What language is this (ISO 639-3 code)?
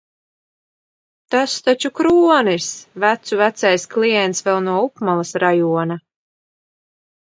lav